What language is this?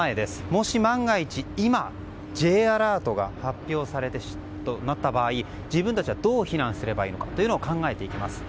Japanese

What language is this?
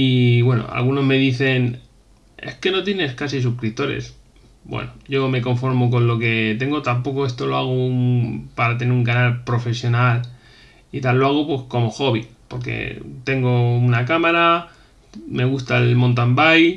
Spanish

